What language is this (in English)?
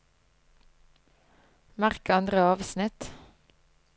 Norwegian